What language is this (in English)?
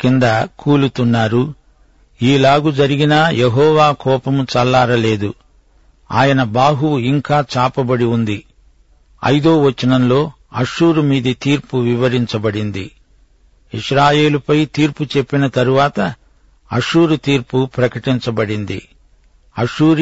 Telugu